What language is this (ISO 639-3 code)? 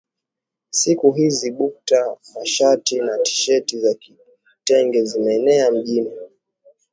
swa